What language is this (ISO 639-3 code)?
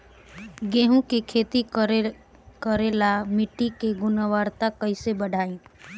bho